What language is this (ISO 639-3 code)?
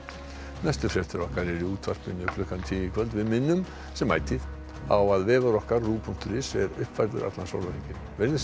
isl